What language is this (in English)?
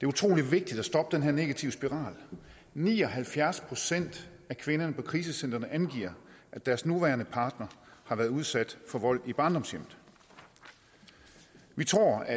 Danish